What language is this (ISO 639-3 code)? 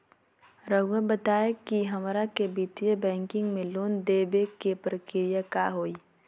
mag